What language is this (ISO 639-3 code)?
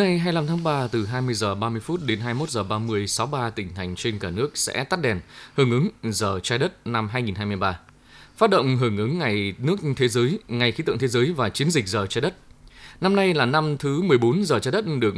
vie